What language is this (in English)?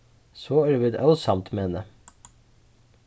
Faroese